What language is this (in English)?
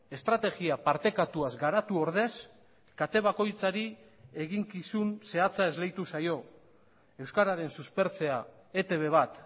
Basque